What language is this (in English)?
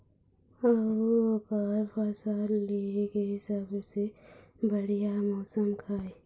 Chhattisgarhi